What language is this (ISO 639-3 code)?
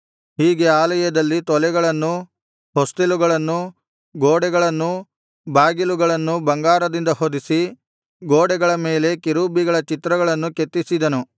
kan